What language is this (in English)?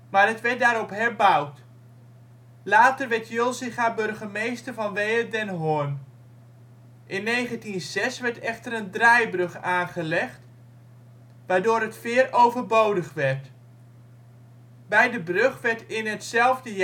Dutch